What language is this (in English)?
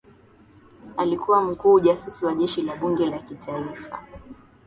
Swahili